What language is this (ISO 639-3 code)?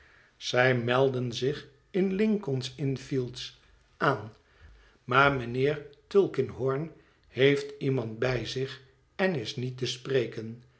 nld